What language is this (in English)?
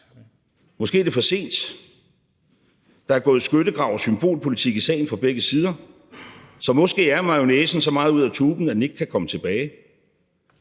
Danish